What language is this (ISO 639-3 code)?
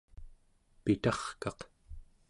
esu